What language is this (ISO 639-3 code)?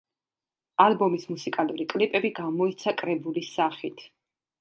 kat